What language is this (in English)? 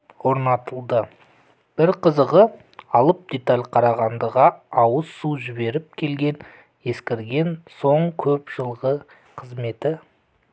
Kazakh